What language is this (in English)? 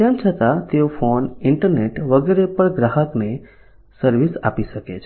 Gujarati